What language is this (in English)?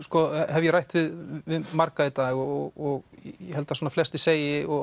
Icelandic